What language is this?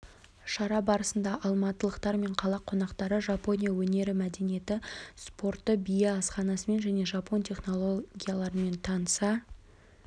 Kazakh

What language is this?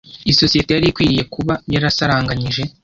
Kinyarwanda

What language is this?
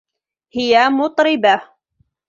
Arabic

